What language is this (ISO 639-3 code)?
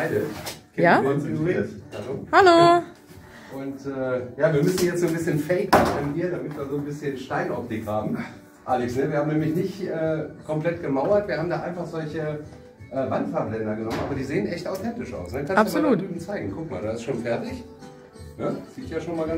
deu